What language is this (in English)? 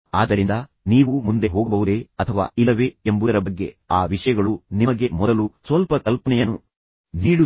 Kannada